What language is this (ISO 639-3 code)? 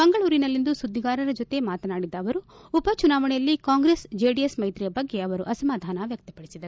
kan